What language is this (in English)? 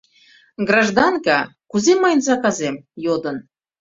Mari